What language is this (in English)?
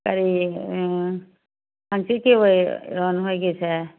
Manipuri